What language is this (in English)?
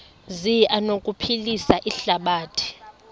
Xhosa